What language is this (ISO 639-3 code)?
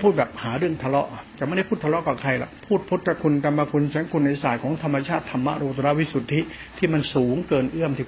tha